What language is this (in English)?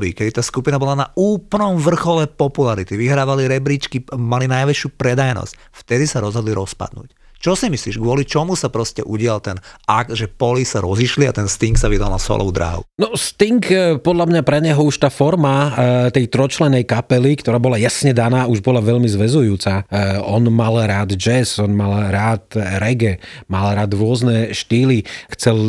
Slovak